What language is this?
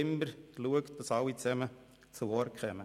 Swiss German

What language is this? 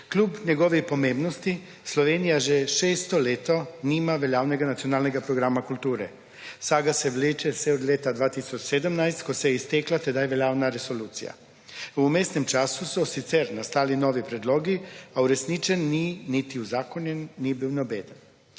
Slovenian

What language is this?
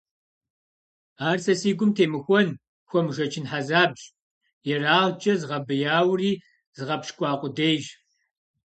Kabardian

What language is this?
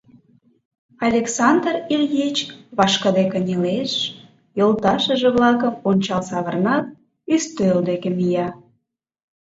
Mari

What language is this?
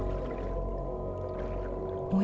Japanese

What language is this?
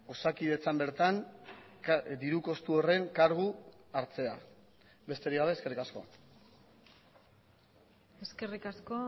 Basque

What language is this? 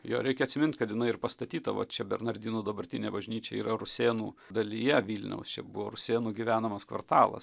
Lithuanian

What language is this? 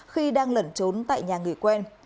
Vietnamese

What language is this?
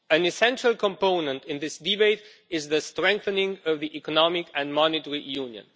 English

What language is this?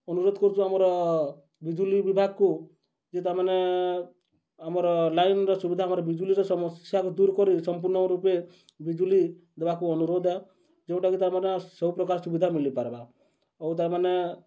Odia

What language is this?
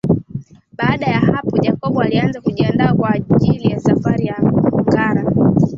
Swahili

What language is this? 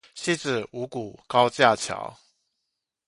Chinese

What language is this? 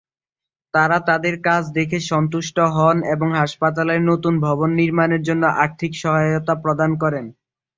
Bangla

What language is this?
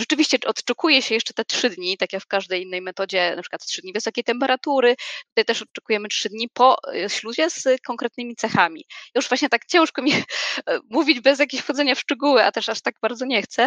Polish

